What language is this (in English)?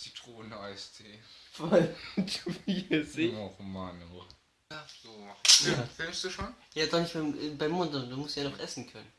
German